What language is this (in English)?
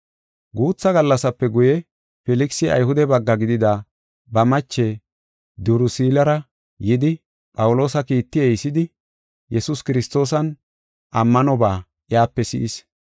Gofa